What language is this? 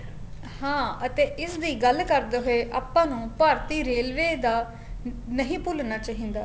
Punjabi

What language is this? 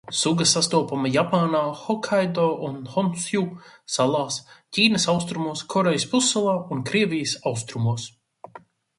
Latvian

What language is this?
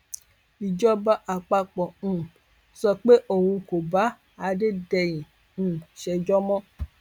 Yoruba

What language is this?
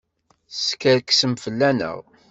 Kabyle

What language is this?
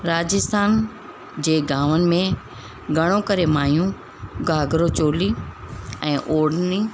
Sindhi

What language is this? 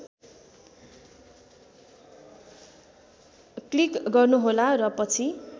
Nepali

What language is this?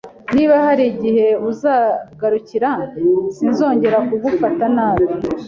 Kinyarwanda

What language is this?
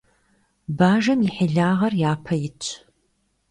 Kabardian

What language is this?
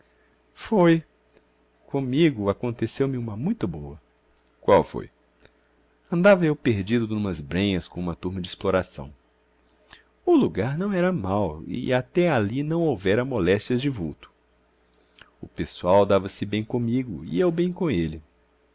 Portuguese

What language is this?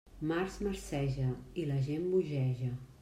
Catalan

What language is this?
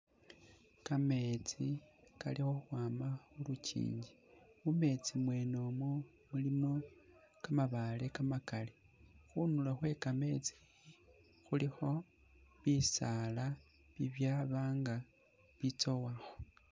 Masaaba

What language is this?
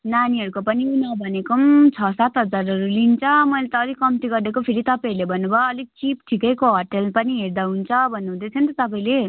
Nepali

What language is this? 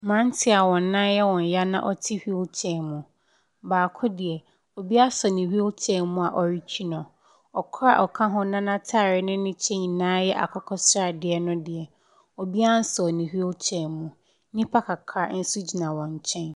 Akan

